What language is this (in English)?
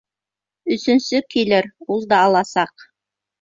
Bashkir